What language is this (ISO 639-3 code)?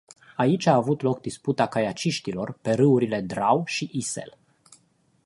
ron